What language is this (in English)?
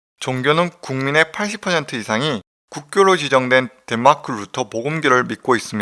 Korean